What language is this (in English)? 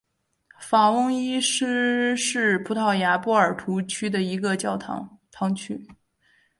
Chinese